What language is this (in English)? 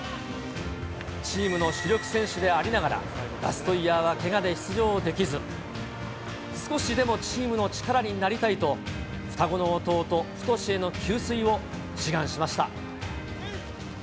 Japanese